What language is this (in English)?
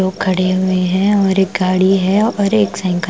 Hindi